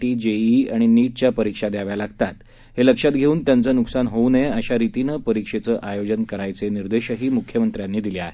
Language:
Marathi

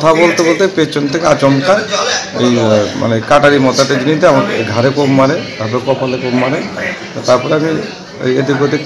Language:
Hindi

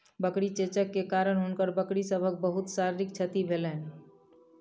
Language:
Maithili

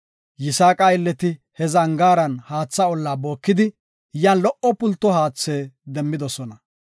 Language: Gofa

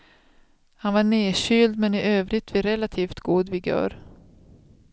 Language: Swedish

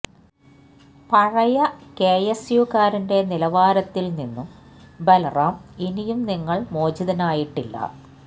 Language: Malayalam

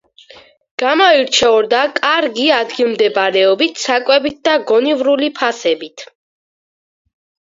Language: Georgian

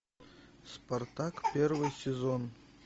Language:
Russian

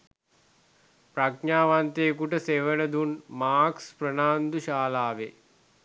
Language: Sinhala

